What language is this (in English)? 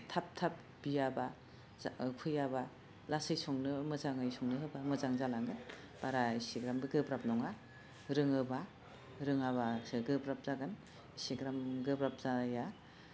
Bodo